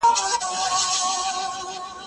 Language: Pashto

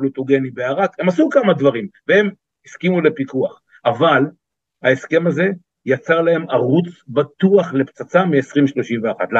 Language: Hebrew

